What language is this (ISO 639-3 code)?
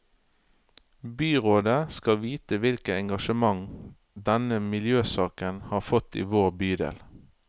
nor